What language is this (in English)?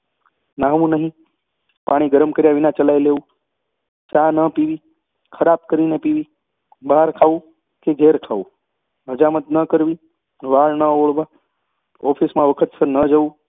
Gujarati